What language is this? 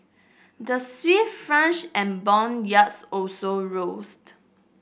English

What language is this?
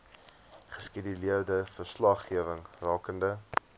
Afrikaans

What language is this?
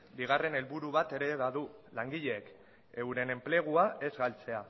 Basque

